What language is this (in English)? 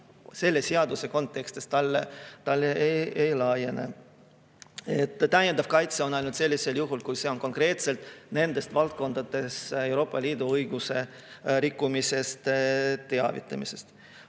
Estonian